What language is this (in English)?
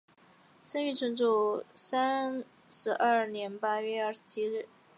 Chinese